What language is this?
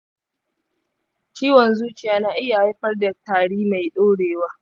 Hausa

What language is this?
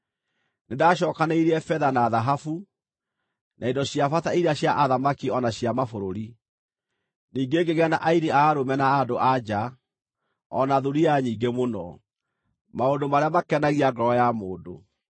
Kikuyu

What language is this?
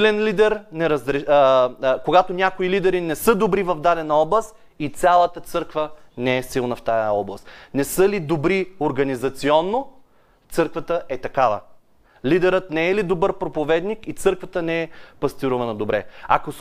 Bulgarian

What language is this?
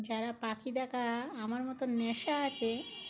Bangla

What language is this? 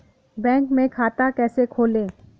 Hindi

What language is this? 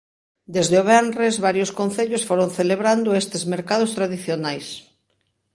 Galician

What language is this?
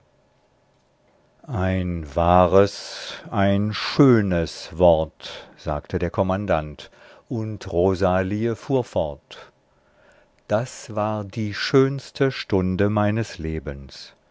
German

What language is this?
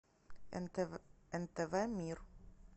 Russian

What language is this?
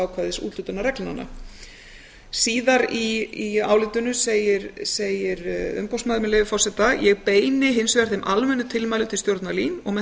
Icelandic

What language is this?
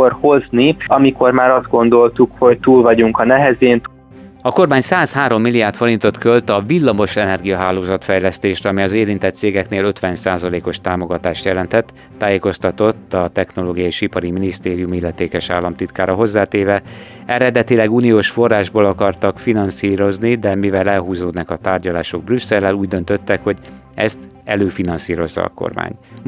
Hungarian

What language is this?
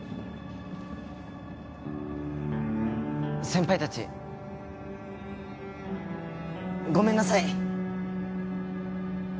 Japanese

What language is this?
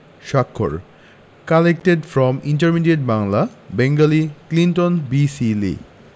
Bangla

